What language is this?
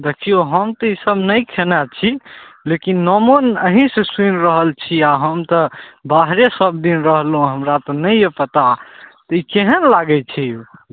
Maithili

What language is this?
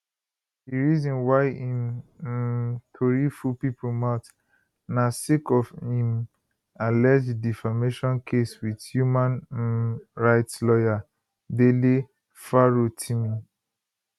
Nigerian Pidgin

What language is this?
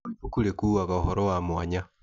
Kikuyu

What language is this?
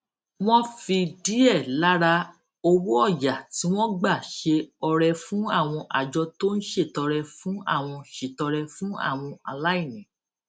Yoruba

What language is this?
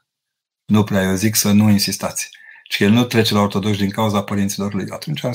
Romanian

